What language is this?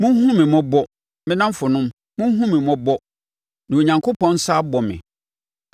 Akan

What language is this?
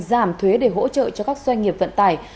Vietnamese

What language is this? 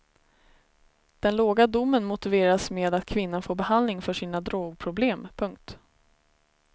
Swedish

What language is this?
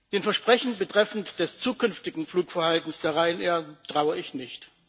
German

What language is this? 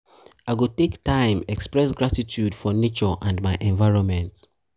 Nigerian Pidgin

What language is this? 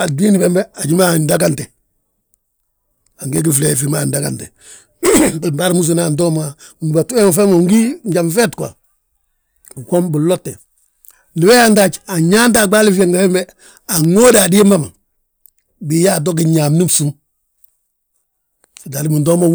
Balanta-Ganja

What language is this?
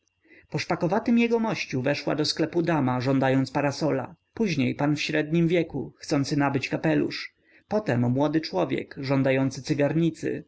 Polish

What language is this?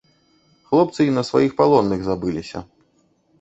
Belarusian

